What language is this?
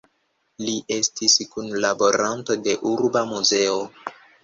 Esperanto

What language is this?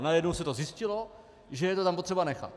Czech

